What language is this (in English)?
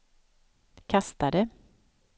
Swedish